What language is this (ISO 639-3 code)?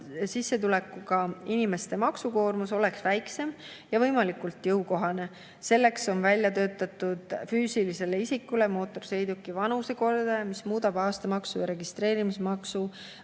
est